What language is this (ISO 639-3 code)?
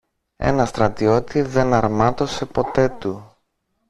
ell